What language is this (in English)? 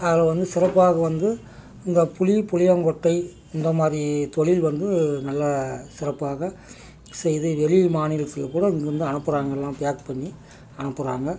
Tamil